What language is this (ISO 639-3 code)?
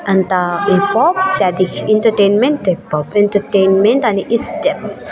nep